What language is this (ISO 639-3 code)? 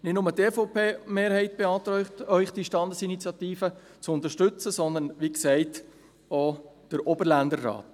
gsw